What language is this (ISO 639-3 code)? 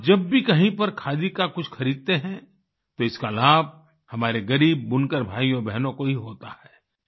hin